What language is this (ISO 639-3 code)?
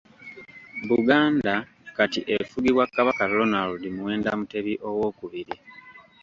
lug